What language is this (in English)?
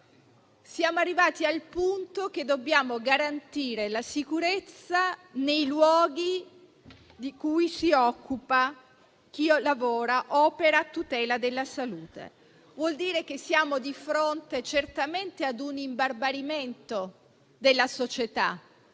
Italian